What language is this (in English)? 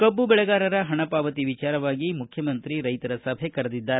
Kannada